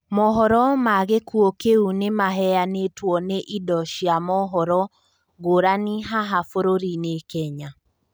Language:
Kikuyu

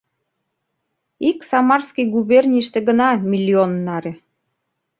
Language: Mari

